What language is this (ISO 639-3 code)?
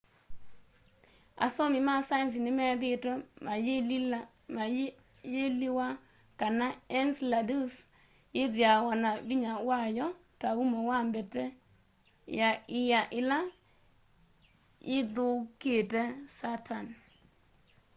kam